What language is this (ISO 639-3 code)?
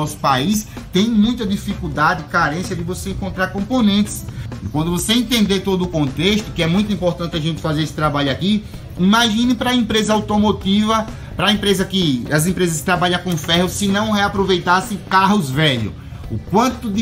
por